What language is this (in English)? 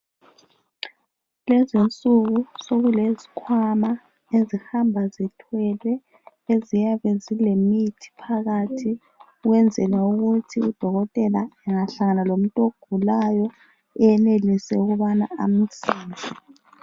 North Ndebele